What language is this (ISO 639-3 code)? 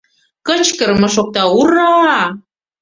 chm